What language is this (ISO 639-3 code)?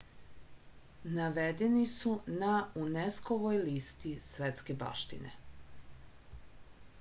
srp